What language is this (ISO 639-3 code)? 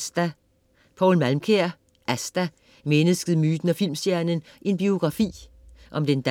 dan